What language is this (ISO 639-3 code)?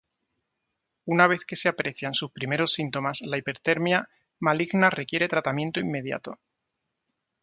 spa